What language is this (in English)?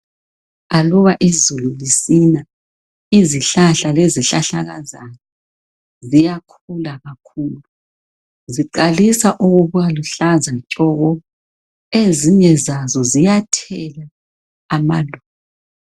North Ndebele